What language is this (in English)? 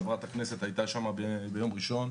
Hebrew